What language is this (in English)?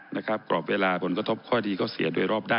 Thai